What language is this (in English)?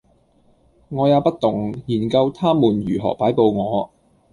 Cantonese